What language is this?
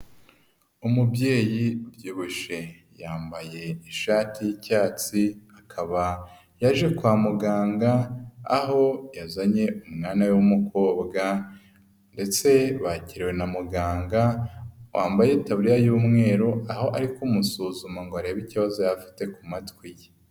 Kinyarwanda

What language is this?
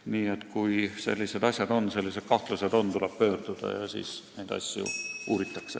Estonian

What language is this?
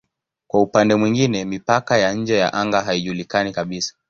Swahili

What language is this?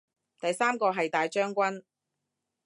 Cantonese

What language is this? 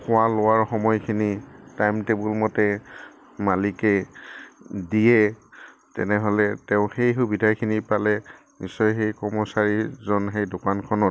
Assamese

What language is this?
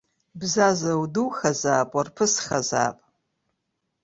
Abkhazian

